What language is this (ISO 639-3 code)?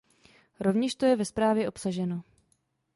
ces